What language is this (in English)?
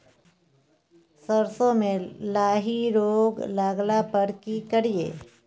Maithili